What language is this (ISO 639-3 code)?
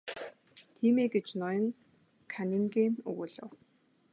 mon